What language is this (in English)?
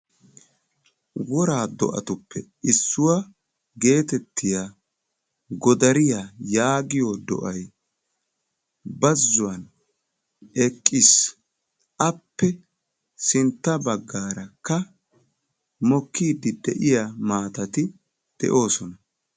Wolaytta